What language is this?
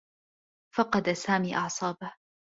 Arabic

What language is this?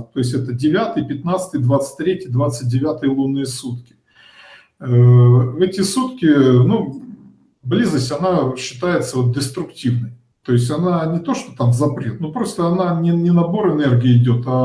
Russian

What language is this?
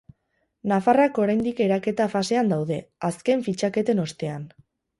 Basque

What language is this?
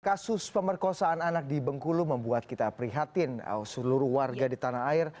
Indonesian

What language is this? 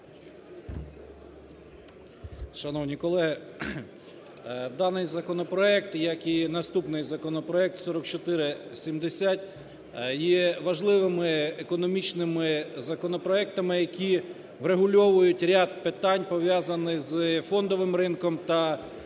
Ukrainian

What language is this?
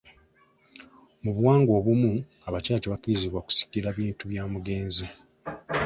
Ganda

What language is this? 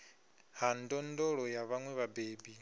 Venda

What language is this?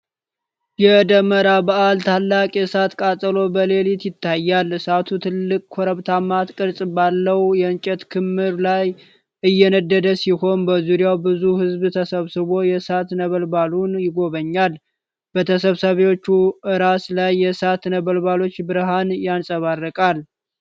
Amharic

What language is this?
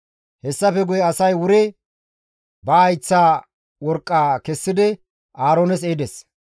Gamo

